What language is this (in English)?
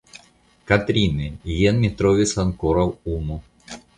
Esperanto